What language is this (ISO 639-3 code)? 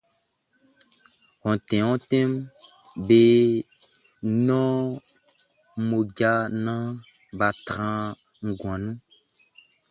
bci